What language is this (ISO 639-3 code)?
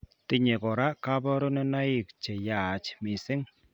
kln